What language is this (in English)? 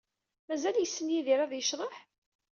Kabyle